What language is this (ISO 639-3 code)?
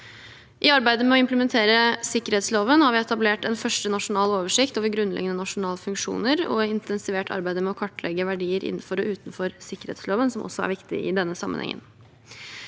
nor